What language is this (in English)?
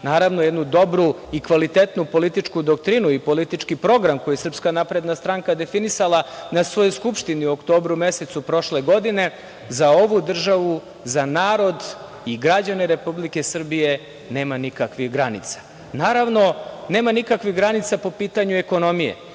Serbian